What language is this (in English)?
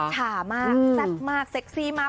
Thai